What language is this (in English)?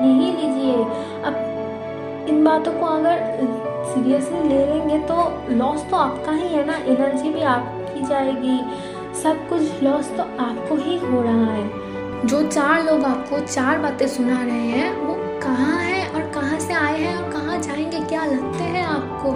Hindi